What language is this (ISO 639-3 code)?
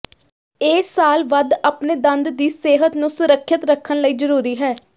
pan